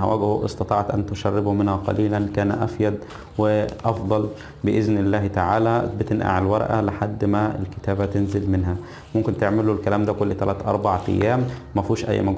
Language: Arabic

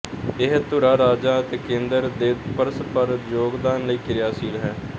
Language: Punjabi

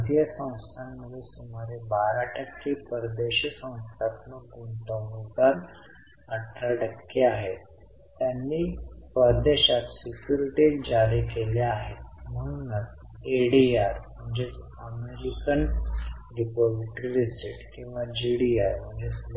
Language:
Marathi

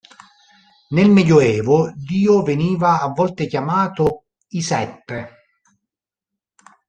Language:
Italian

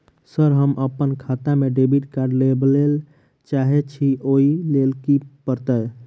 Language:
Maithili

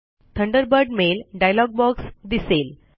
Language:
Marathi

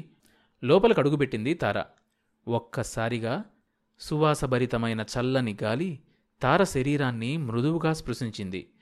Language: Telugu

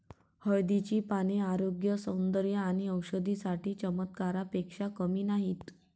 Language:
Marathi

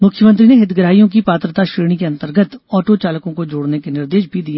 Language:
Hindi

